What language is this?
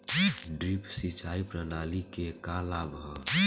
Bhojpuri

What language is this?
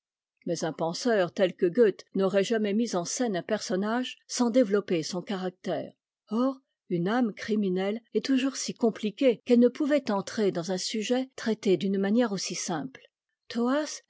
French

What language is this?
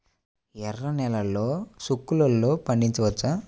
Telugu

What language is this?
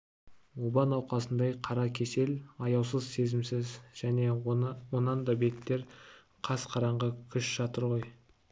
Kazakh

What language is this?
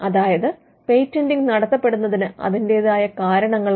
Malayalam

